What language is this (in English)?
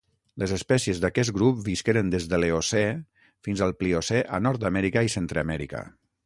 Catalan